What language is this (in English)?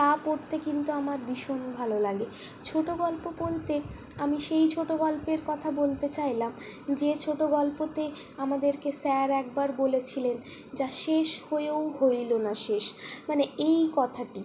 Bangla